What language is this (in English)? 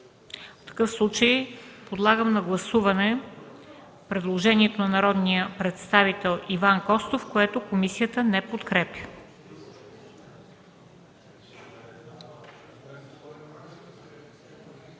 Bulgarian